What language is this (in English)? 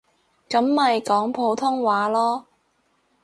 Cantonese